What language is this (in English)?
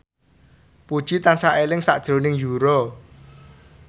Javanese